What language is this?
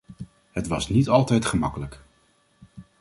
Dutch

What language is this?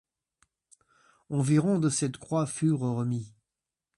French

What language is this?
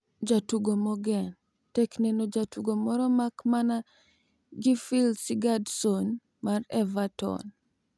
Luo (Kenya and Tanzania)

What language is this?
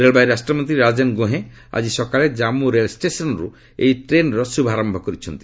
Odia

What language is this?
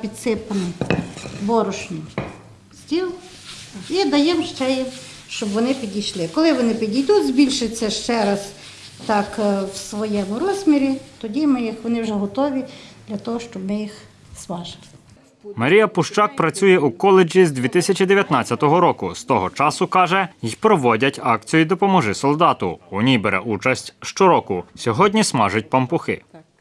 Ukrainian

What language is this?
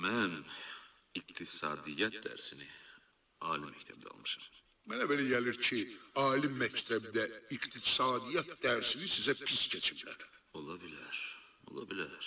Turkish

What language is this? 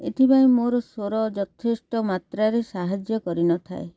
Odia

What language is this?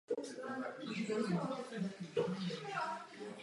Czech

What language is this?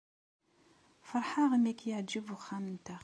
Kabyle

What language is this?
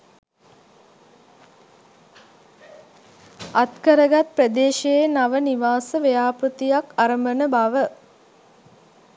Sinhala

